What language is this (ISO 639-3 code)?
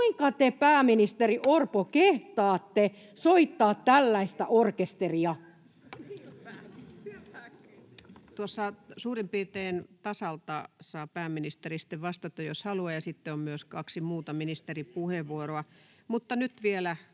fin